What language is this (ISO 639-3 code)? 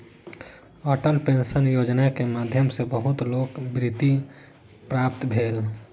mai